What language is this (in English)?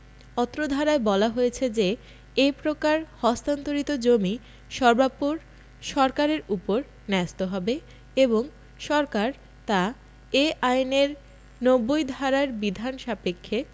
Bangla